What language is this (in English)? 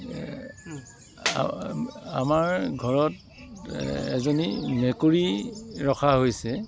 Assamese